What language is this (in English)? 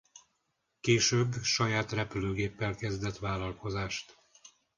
Hungarian